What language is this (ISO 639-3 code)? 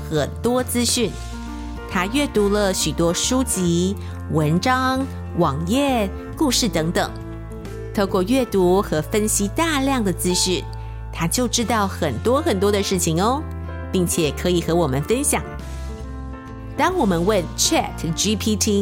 zho